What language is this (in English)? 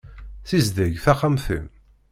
Kabyle